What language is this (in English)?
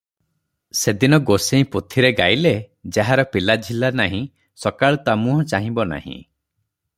Odia